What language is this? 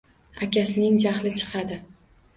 Uzbek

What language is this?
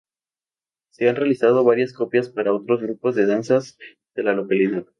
Spanish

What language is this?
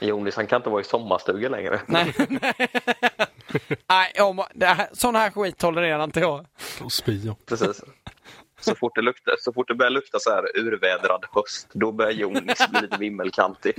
Swedish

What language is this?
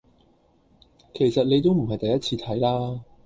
Cantonese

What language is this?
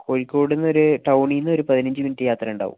Malayalam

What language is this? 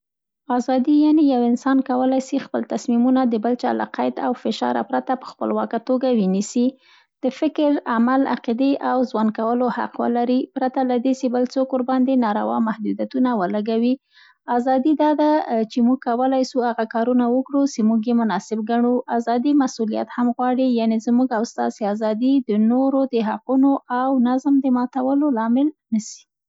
Central Pashto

